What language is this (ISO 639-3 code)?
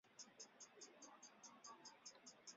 zho